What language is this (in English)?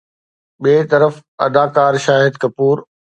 Sindhi